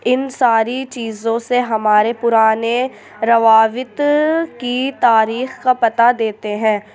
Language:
Urdu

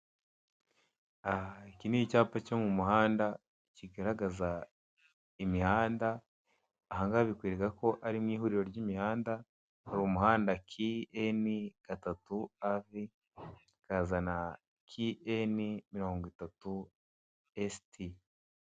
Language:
Kinyarwanda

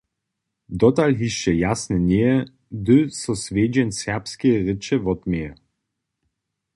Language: Upper Sorbian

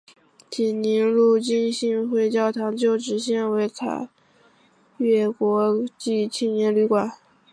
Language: Chinese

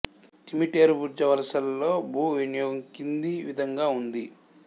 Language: Telugu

